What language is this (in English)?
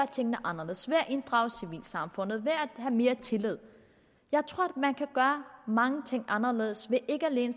Danish